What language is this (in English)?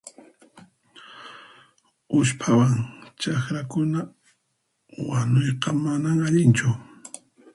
Puno Quechua